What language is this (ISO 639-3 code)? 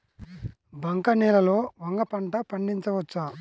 tel